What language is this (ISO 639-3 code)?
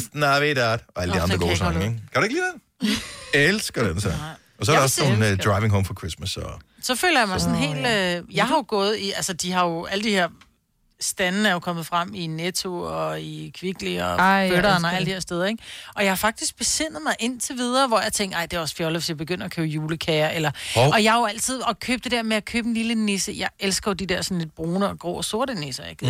dan